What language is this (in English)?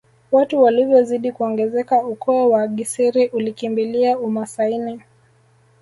Swahili